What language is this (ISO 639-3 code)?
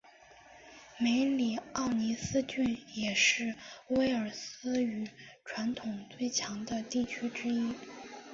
zho